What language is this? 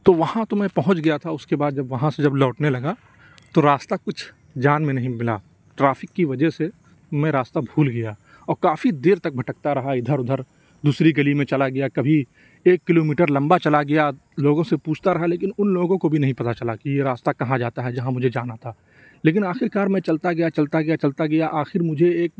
Urdu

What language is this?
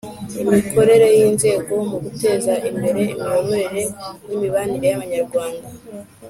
Kinyarwanda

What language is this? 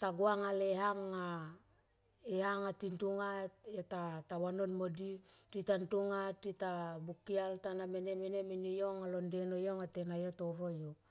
Tomoip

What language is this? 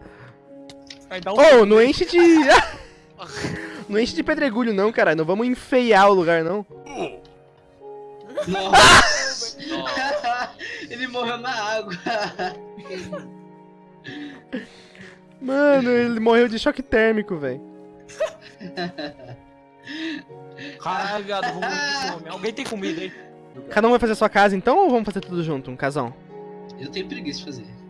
Portuguese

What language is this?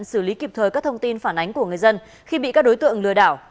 Vietnamese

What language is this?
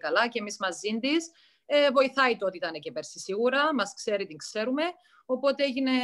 Greek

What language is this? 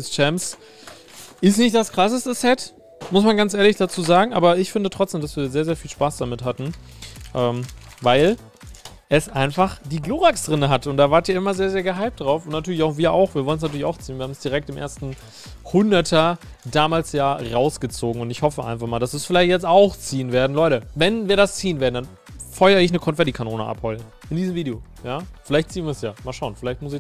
German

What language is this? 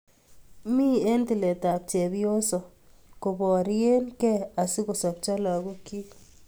Kalenjin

